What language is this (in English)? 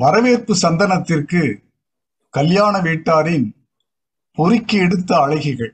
Tamil